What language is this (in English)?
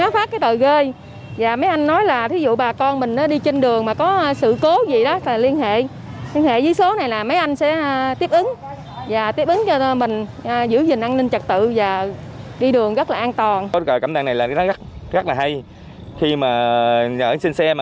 Vietnamese